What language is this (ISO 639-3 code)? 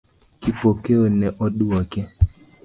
luo